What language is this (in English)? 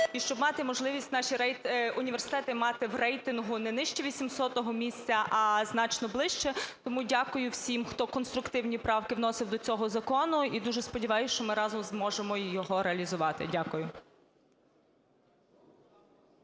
Ukrainian